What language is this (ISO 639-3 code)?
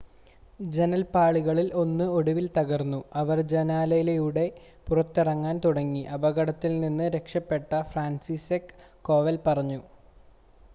mal